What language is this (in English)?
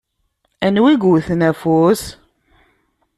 Kabyle